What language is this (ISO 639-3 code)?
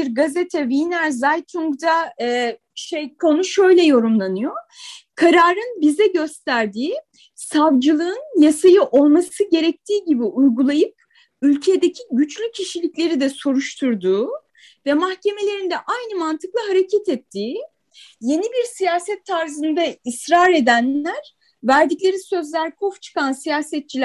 tur